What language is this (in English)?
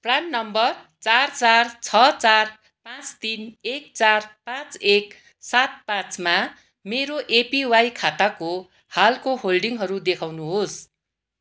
Nepali